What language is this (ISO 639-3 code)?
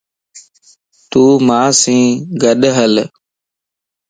lss